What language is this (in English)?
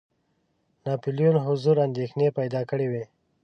Pashto